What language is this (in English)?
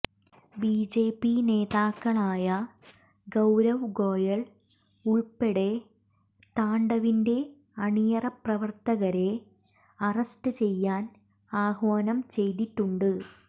Malayalam